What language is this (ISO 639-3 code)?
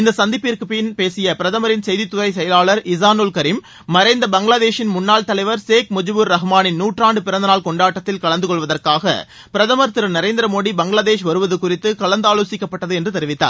tam